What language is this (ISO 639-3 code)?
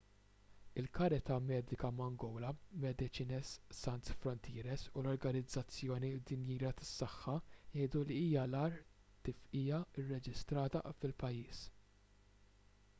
mlt